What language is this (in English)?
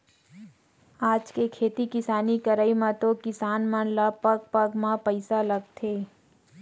Chhattisgarhi